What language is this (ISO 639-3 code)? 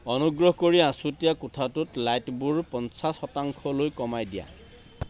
asm